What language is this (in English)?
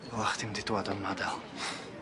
Welsh